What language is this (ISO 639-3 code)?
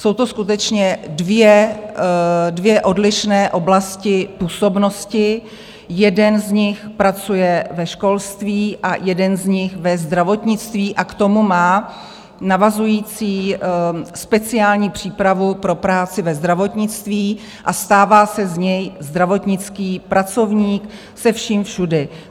ces